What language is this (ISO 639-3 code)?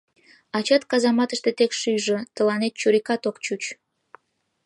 chm